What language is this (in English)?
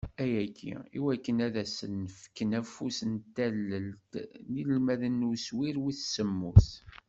Kabyle